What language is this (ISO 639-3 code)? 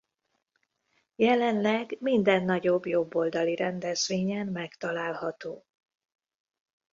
hun